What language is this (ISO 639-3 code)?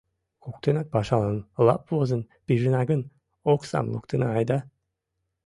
chm